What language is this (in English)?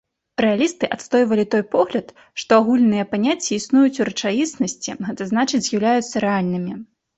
Belarusian